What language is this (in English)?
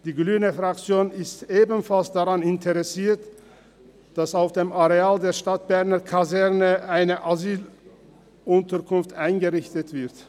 Swiss German